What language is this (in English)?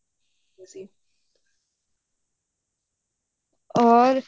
Punjabi